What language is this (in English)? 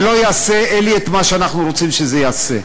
Hebrew